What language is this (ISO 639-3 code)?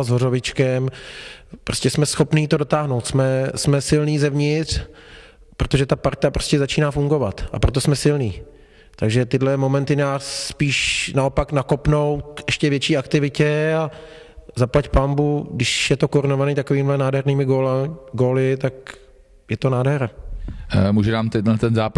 ces